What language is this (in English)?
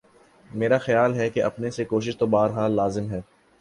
Urdu